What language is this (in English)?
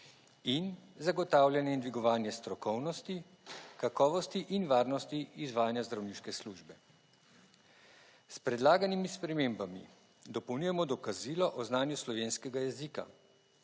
Slovenian